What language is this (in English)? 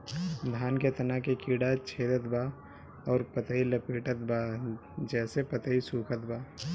Bhojpuri